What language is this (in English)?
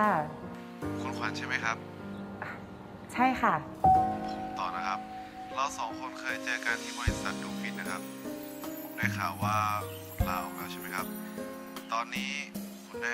Thai